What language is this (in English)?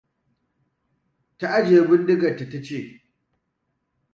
Hausa